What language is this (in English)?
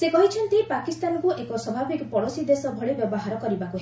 Odia